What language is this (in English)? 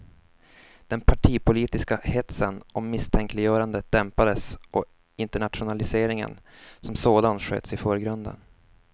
Swedish